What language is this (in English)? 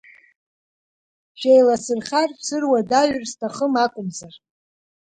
Abkhazian